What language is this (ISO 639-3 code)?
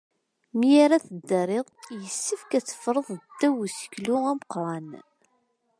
kab